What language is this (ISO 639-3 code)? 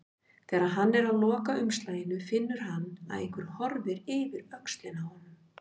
isl